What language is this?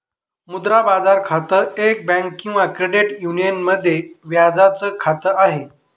Marathi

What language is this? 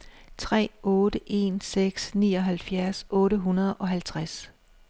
Danish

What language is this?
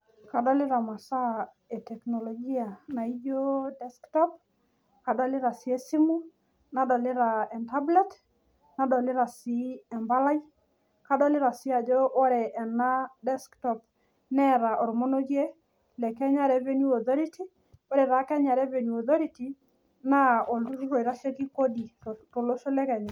Masai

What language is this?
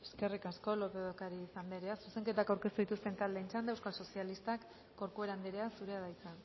Basque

